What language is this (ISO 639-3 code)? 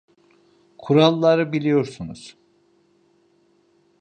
tur